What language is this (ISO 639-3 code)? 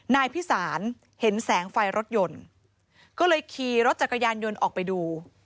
tha